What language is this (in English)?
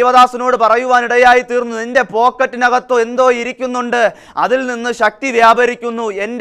Czech